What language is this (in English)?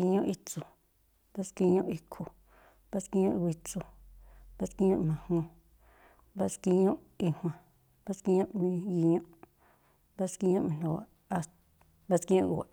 Tlacoapa Me'phaa